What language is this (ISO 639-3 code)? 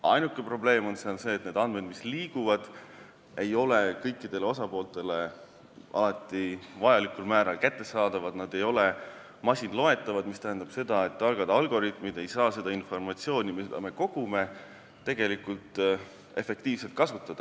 est